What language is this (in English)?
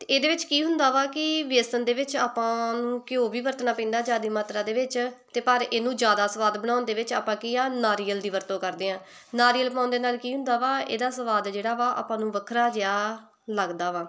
Punjabi